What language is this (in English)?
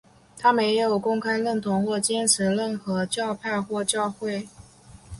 Chinese